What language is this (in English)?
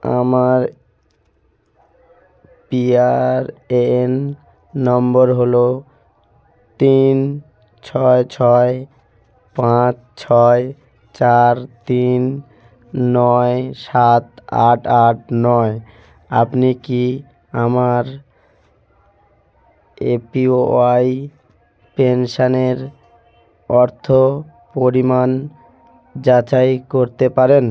Bangla